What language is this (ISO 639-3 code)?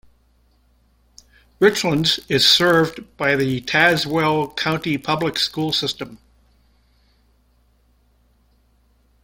eng